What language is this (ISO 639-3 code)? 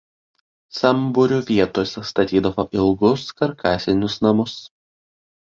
lit